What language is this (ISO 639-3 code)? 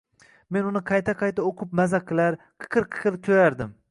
uzb